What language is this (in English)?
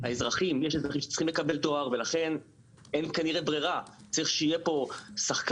Hebrew